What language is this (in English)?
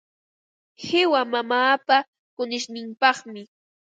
Ambo-Pasco Quechua